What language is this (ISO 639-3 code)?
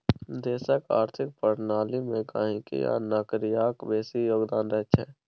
mai